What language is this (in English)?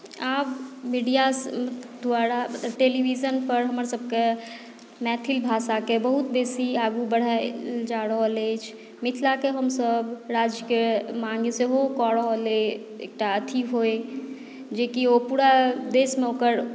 Maithili